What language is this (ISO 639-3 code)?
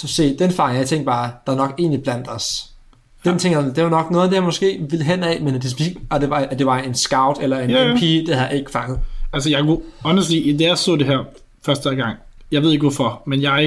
dan